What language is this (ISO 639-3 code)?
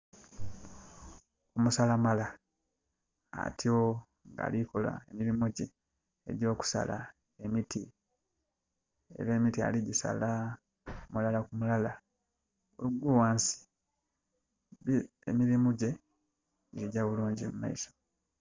xog